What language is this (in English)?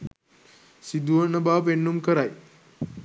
Sinhala